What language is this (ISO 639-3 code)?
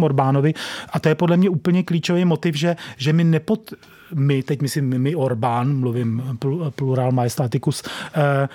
ces